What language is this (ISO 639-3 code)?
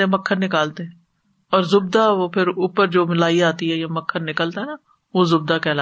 urd